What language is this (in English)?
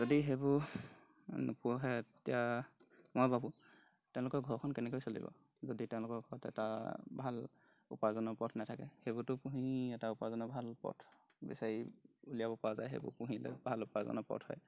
Assamese